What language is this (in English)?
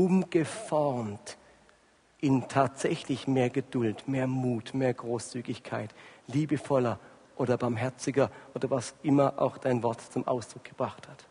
German